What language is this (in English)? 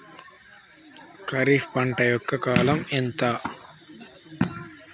Telugu